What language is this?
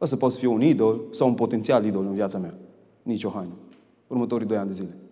Romanian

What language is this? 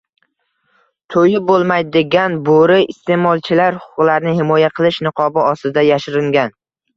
Uzbek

